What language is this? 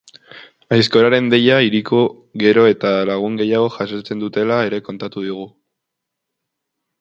Basque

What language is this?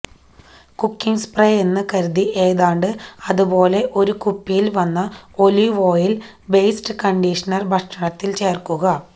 Malayalam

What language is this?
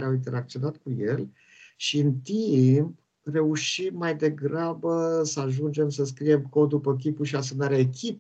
Romanian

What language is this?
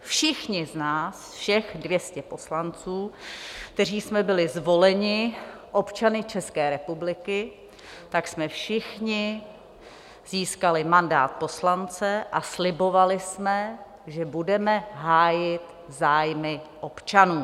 Czech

